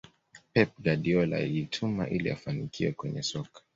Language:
Swahili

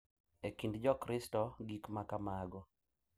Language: Luo (Kenya and Tanzania)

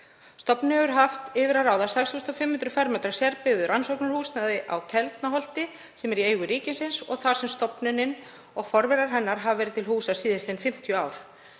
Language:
Icelandic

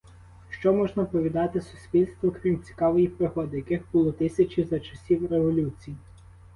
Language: Ukrainian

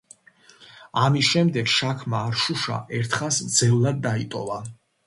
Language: Georgian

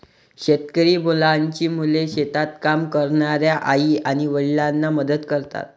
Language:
Marathi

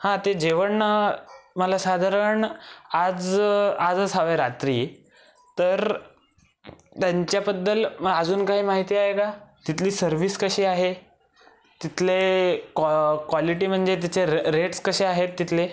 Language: Marathi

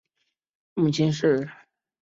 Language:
Chinese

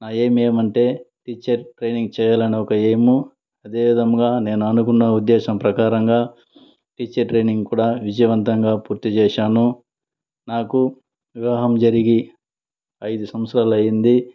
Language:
Telugu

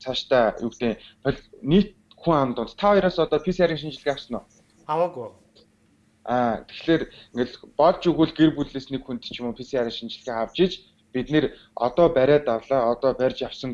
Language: Turkish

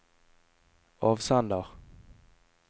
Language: Norwegian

